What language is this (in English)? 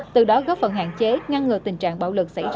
Vietnamese